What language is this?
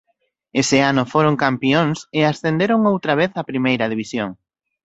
Galician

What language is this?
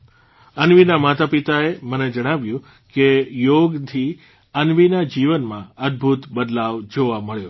Gujarati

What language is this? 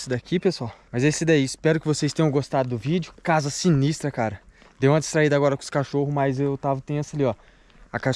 Portuguese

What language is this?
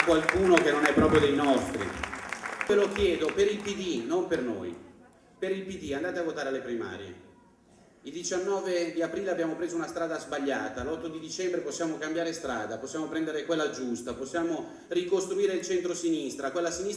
Italian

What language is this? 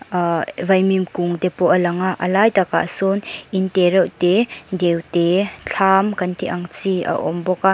Mizo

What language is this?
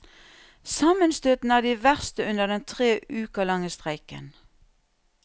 Norwegian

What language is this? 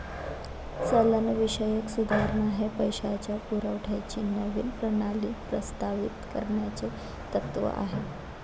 Marathi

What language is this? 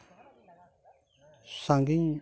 Santali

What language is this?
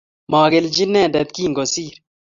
Kalenjin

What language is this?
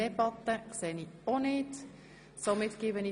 Swiss German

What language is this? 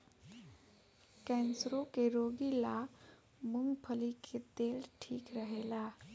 Bhojpuri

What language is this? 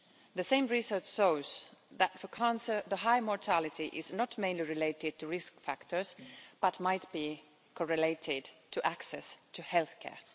English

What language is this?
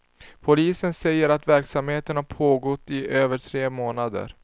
Swedish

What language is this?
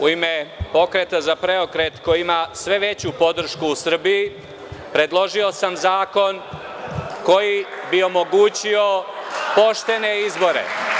Serbian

